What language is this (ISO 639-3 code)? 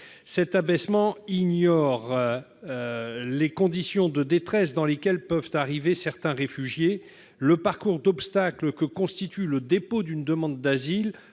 fra